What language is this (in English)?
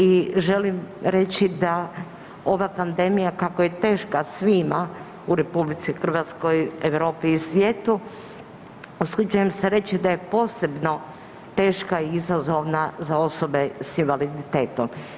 Croatian